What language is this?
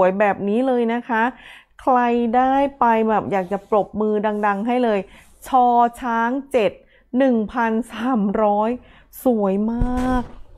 Thai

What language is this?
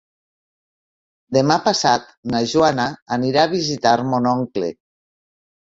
Catalan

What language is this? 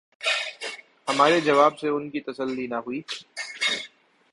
Urdu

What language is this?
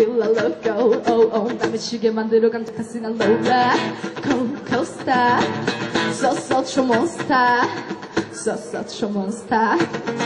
Dutch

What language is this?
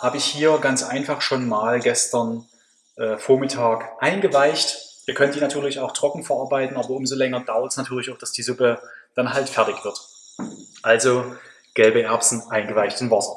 German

